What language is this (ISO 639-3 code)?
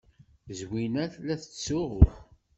kab